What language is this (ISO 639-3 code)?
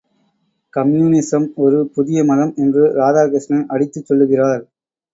tam